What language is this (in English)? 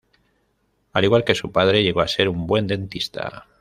Spanish